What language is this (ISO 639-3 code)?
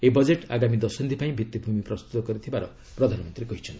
ori